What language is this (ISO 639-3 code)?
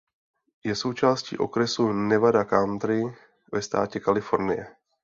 ces